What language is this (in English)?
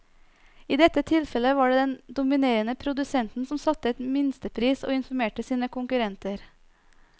Norwegian